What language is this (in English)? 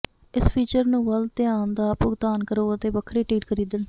Punjabi